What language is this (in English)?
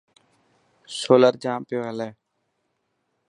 Dhatki